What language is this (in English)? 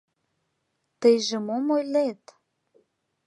Mari